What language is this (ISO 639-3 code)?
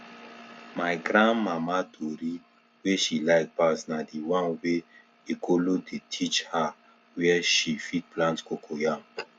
pcm